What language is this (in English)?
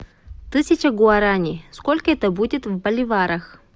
Russian